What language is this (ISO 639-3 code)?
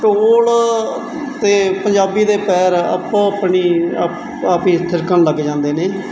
pan